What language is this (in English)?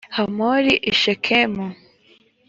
Kinyarwanda